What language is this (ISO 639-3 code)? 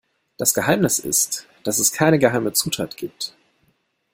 deu